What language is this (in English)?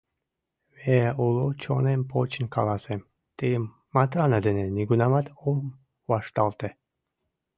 Mari